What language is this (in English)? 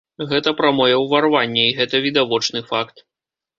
Belarusian